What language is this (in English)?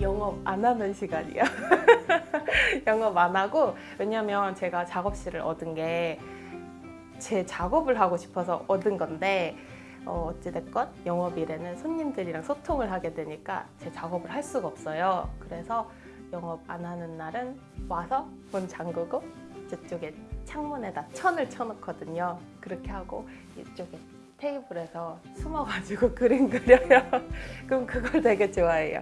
Korean